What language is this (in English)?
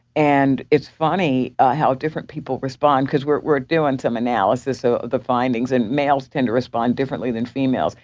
English